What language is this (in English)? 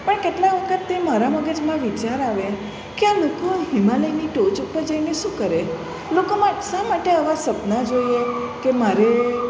Gujarati